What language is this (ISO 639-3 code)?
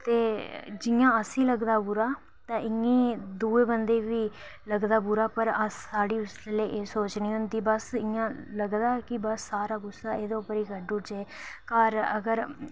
doi